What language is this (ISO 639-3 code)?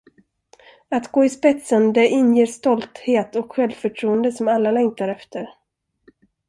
swe